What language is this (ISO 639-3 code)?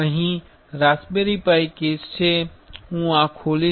guj